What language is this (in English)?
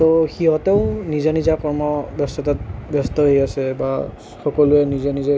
Assamese